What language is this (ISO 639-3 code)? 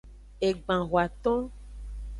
ajg